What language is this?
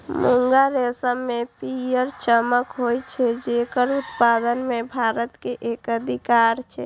Maithili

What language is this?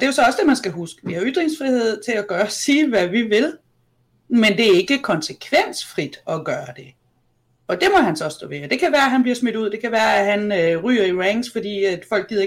Danish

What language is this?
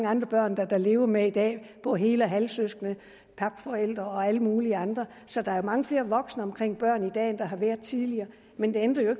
Danish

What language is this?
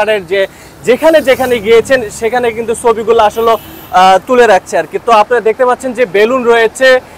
Bangla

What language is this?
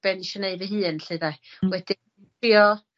Welsh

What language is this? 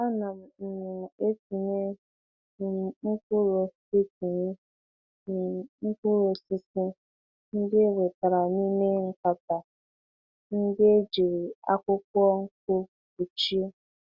Igbo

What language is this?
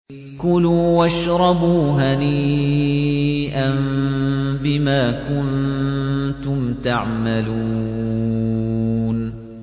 Arabic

